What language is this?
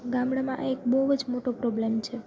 Gujarati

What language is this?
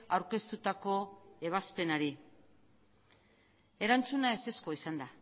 Basque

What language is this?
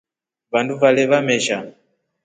Rombo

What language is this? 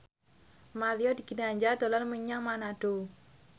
Javanese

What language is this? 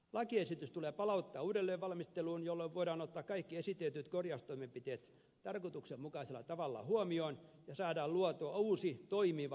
Finnish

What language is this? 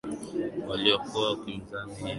Swahili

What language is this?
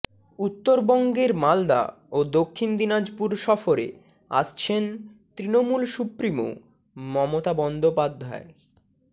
Bangla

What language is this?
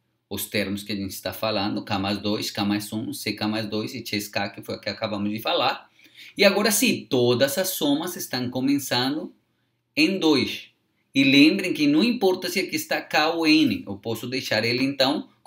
Portuguese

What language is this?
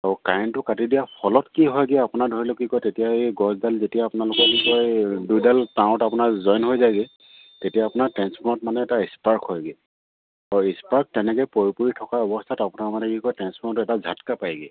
Assamese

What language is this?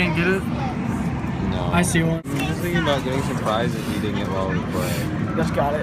English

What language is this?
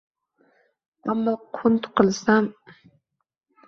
Uzbek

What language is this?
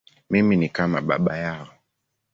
Swahili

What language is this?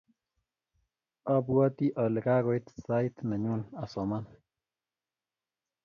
Kalenjin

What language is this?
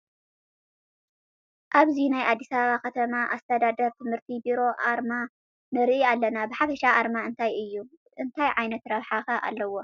Tigrinya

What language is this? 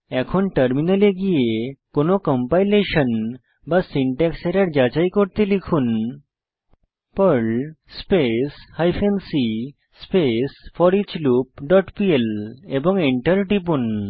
Bangla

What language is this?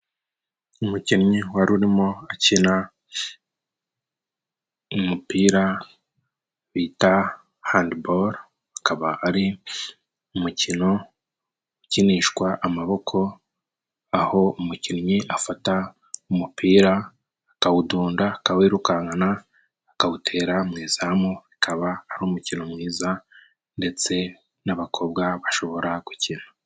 Kinyarwanda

